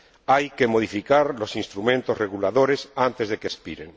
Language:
Spanish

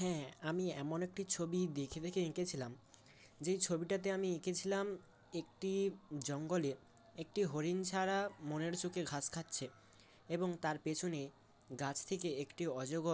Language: Bangla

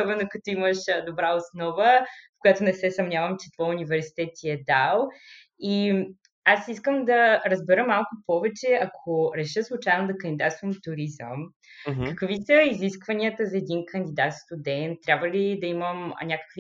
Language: Bulgarian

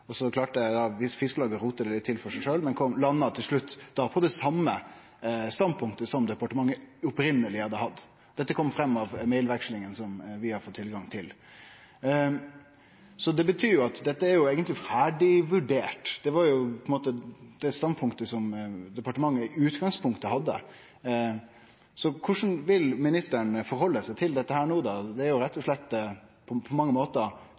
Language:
Norwegian Nynorsk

